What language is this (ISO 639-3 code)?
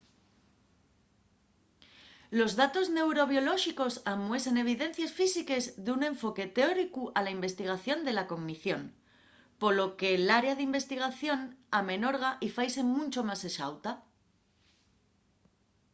ast